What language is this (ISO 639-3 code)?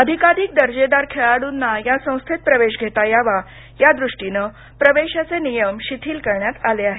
mar